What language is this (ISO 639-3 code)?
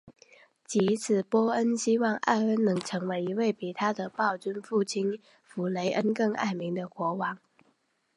zho